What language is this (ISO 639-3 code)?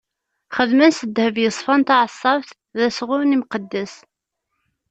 kab